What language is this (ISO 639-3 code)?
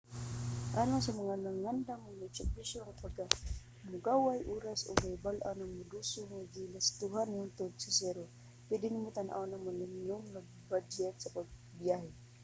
ceb